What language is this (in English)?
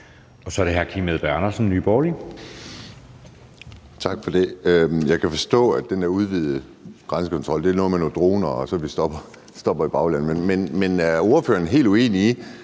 Danish